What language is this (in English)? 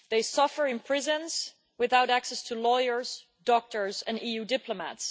English